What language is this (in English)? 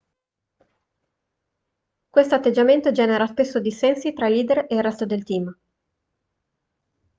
Italian